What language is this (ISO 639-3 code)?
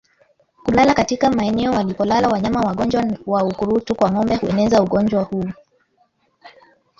swa